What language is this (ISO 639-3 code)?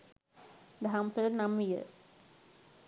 sin